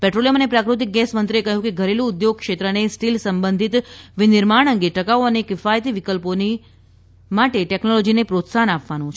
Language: Gujarati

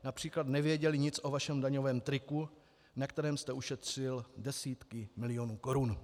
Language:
Czech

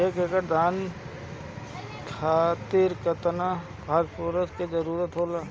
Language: Bhojpuri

